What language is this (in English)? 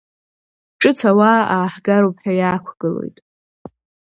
Abkhazian